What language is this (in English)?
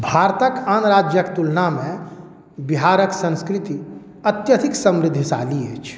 Maithili